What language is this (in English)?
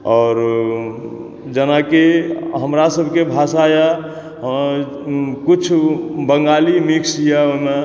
Maithili